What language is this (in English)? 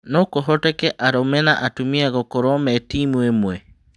Kikuyu